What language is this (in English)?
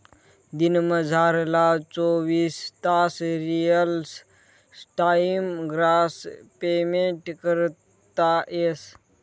Marathi